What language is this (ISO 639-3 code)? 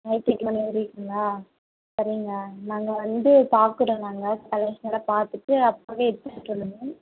tam